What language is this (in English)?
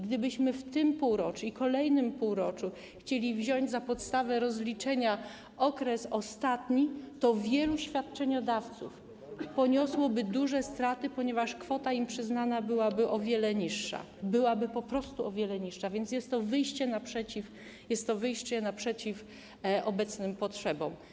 Polish